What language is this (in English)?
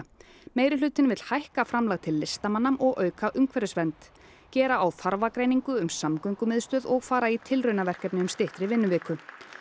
Icelandic